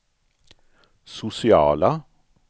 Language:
Swedish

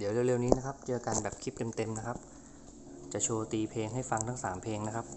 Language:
Thai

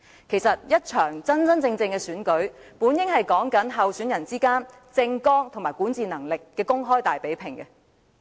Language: Cantonese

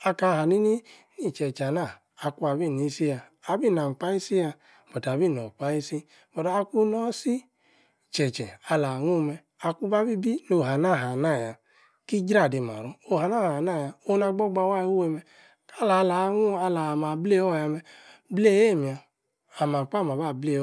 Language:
Yace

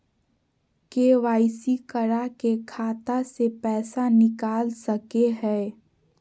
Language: Magahi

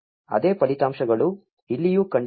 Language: Kannada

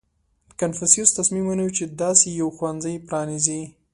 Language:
Pashto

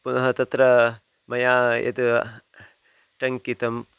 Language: Sanskrit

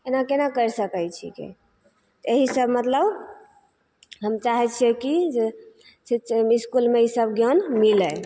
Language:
Maithili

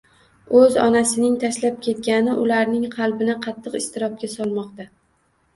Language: Uzbek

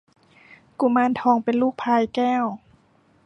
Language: Thai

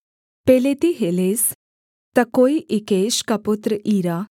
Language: Hindi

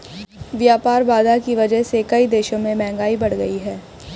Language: Hindi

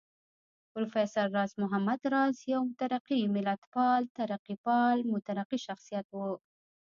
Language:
Pashto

